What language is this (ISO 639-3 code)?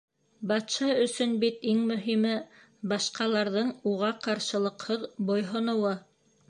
bak